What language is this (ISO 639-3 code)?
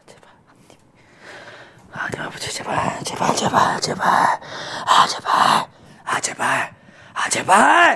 kor